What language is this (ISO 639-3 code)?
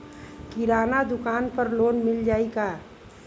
bho